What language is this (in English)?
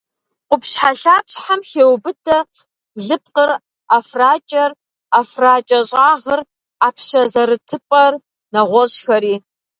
Kabardian